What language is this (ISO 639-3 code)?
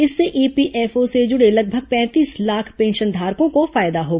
hin